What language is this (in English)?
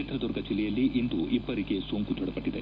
Kannada